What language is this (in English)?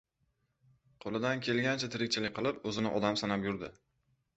Uzbek